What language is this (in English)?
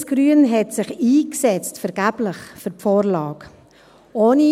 Swiss German